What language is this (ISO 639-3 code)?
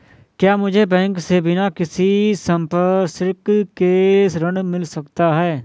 hin